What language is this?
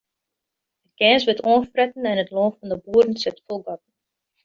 Western Frisian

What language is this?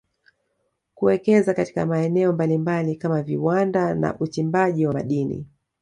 Swahili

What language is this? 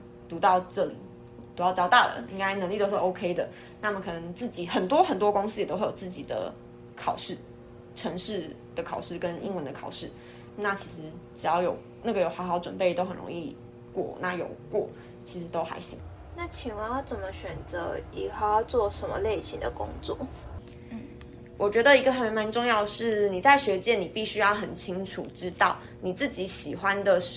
Chinese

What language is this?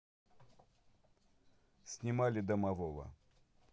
Russian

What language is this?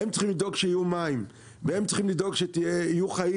Hebrew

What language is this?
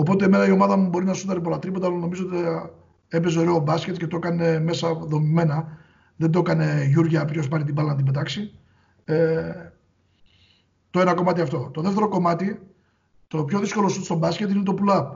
Greek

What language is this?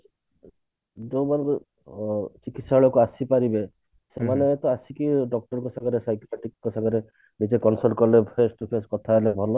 Odia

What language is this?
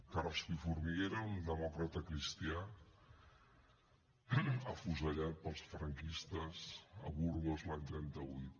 Catalan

